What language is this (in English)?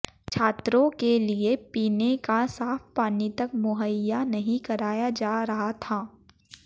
Hindi